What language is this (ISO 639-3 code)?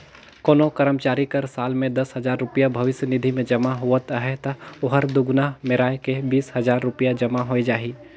hne